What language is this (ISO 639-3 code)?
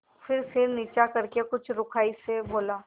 hin